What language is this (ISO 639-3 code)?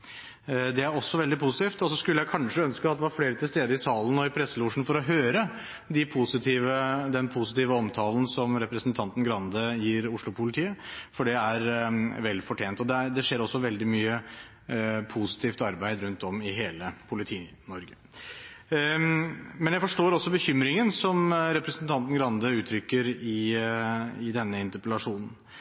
nob